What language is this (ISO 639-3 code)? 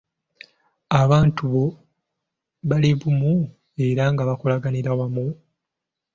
lug